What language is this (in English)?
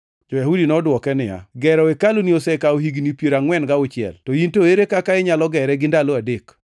Luo (Kenya and Tanzania)